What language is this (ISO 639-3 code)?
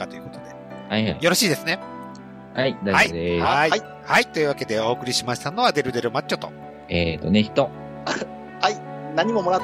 jpn